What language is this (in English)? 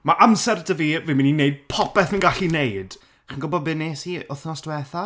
Welsh